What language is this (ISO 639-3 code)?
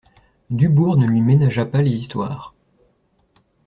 fra